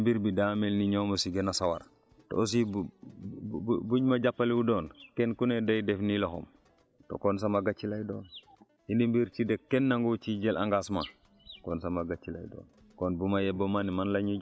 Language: Wolof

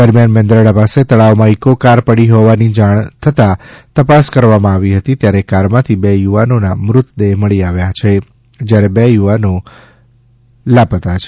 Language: Gujarati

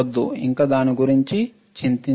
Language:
Telugu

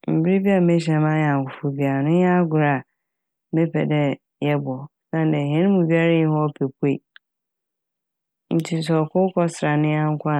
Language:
Akan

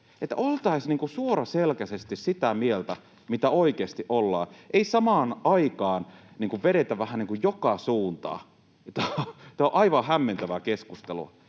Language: Finnish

